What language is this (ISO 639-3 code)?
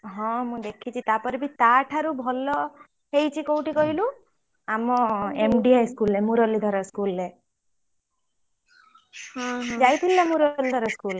ori